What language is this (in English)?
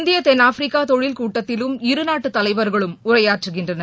Tamil